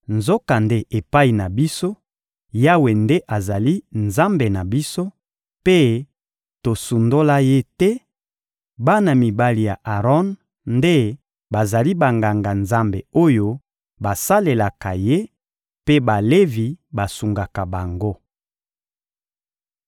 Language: Lingala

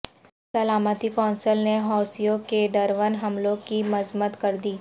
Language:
Urdu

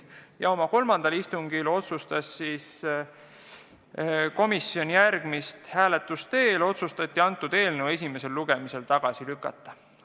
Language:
Estonian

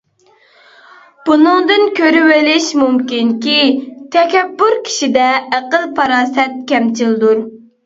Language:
Uyghur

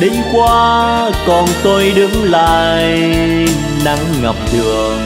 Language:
Vietnamese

